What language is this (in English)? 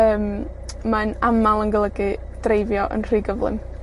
Welsh